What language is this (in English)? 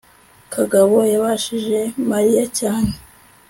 Kinyarwanda